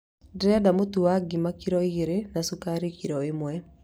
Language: Kikuyu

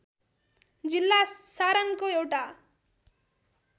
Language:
Nepali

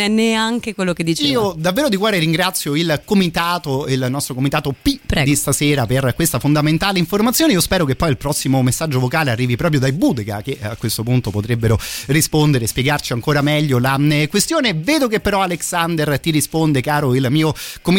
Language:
Italian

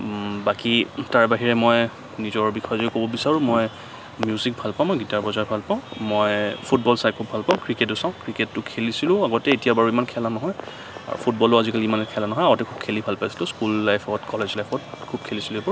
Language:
Assamese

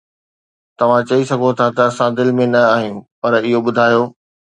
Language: Sindhi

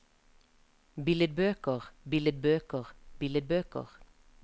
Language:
Norwegian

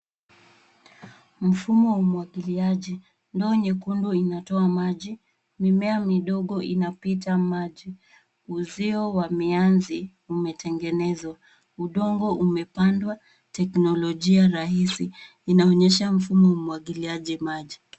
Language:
Swahili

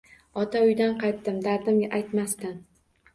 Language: Uzbek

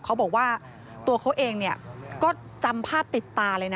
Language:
Thai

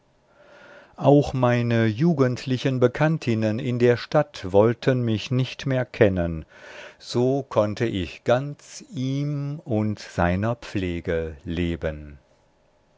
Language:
German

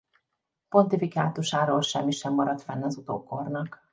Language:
Hungarian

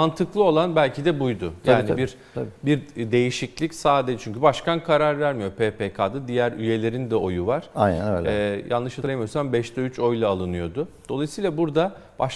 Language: Turkish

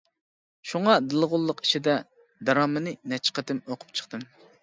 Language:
Uyghur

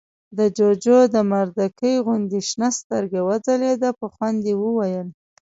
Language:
Pashto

